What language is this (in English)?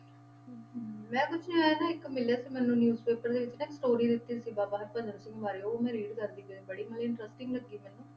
Punjabi